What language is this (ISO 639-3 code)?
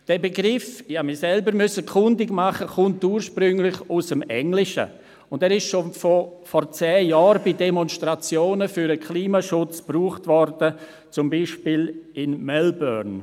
gsw